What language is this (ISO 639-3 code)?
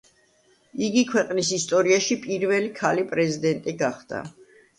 kat